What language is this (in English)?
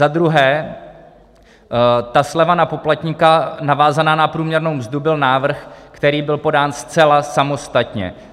Czech